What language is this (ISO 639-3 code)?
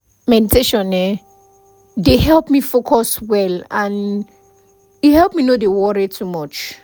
pcm